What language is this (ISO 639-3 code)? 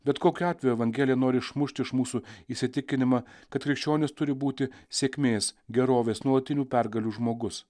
lit